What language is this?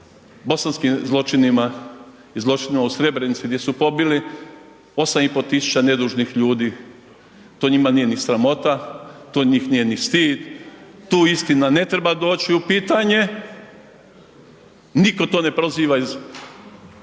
Croatian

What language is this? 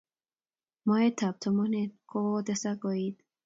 Kalenjin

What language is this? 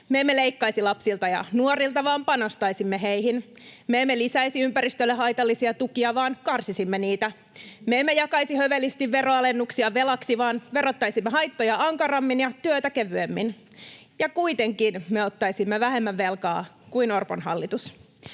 Finnish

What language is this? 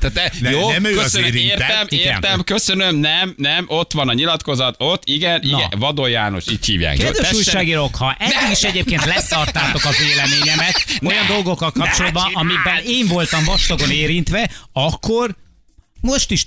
Hungarian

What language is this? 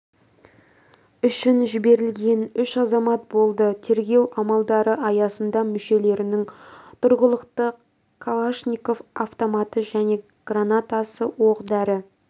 Kazakh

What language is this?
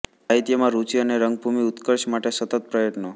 Gujarati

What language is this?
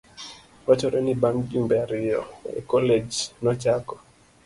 Luo (Kenya and Tanzania)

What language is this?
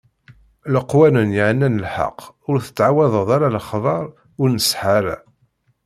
Kabyle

